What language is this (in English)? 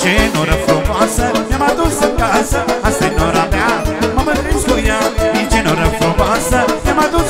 Romanian